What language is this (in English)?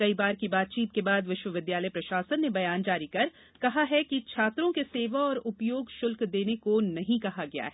Hindi